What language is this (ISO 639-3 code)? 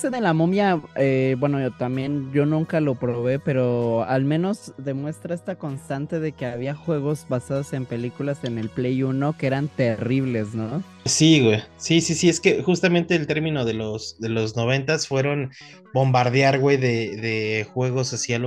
spa